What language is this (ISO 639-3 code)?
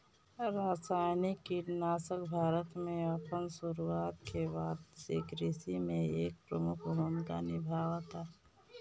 bho